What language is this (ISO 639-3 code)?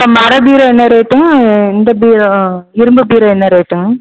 tam